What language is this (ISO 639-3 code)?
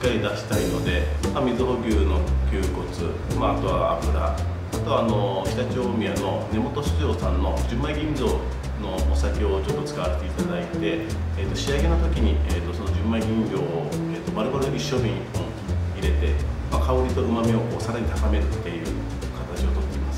jpn